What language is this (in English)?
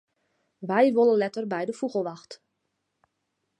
Western Frisian